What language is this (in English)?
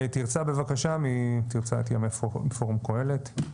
Hebrew